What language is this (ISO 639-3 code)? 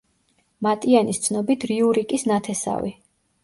kat